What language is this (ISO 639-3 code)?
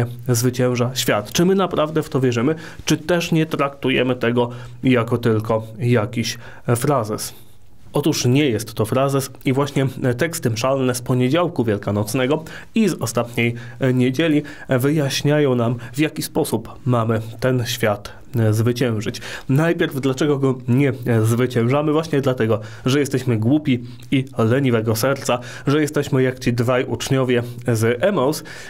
pol